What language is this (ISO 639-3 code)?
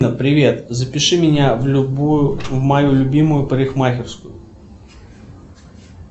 rus